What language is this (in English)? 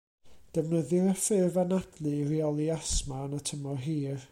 Welsh